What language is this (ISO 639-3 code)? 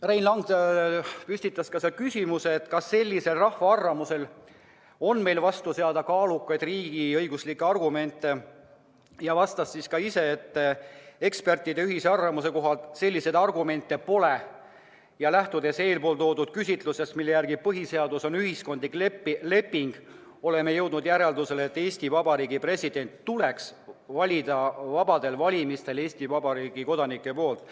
est